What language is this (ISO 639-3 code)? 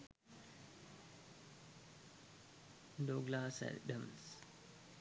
sin